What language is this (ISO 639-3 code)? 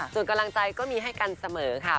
tha